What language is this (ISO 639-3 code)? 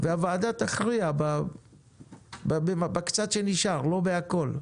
heb